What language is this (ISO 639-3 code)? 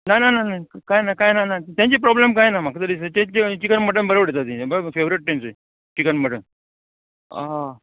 kok